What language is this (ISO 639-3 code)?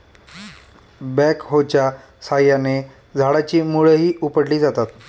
mar